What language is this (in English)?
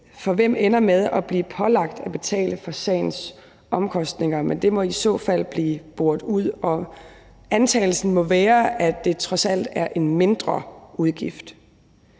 Danish